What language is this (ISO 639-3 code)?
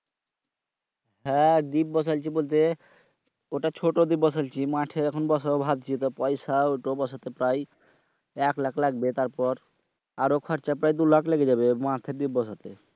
ben